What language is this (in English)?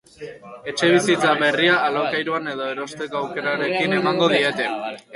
Basque